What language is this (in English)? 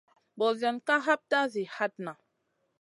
Masana